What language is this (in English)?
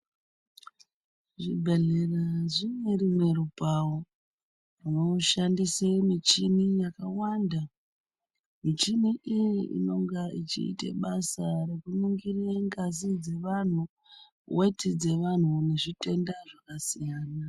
Ndau